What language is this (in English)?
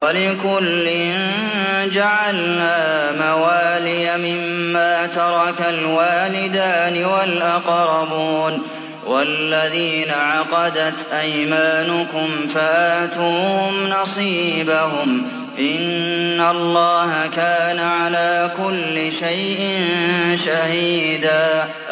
Arabic